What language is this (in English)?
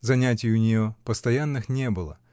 Russian